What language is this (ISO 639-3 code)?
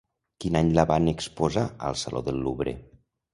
cat